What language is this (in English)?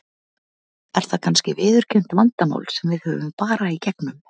Icelandic